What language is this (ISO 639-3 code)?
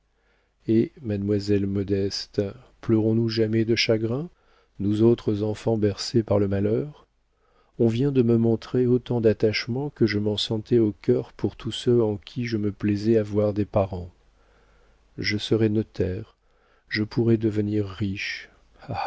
fra